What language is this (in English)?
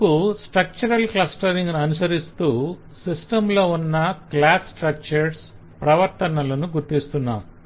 Telugu